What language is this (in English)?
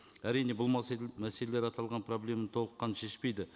Kazakh